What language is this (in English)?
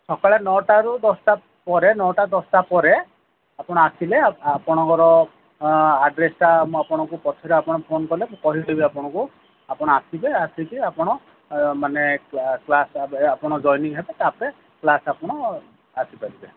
Odia